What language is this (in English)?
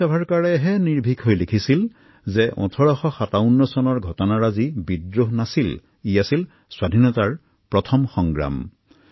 Assamese